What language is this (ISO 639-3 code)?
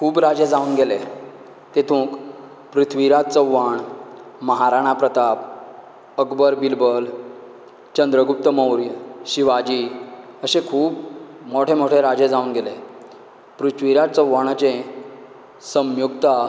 kok